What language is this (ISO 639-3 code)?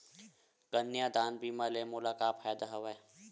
hne